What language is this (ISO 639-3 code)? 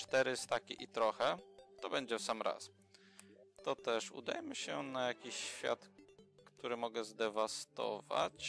pol